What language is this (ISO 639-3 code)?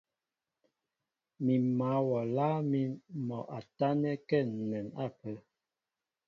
mbo